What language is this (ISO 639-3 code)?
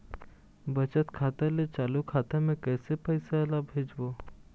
hne